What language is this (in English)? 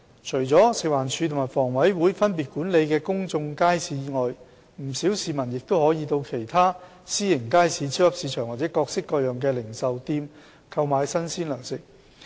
Cantonese